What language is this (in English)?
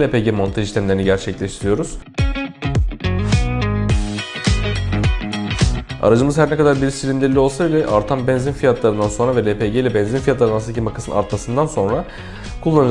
Turkish